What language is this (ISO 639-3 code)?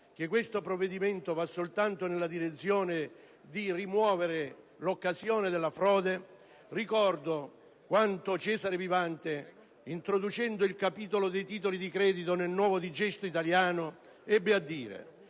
ita